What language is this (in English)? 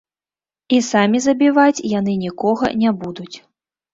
Belarusian